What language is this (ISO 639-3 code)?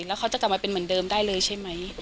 tha